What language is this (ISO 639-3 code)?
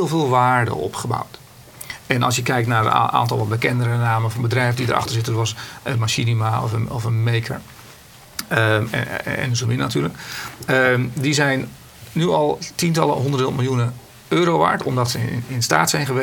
nld